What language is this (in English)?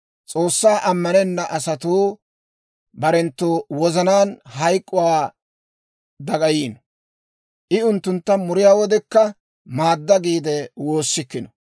Dawro